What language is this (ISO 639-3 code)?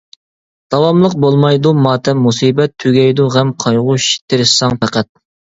uig